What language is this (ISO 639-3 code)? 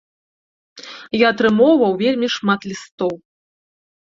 bel